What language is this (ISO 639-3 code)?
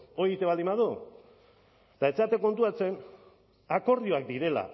eus